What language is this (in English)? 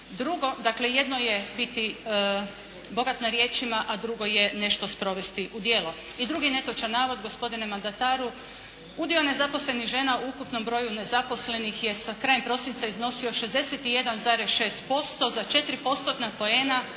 Croatian